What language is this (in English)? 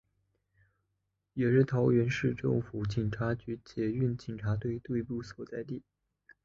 Chinese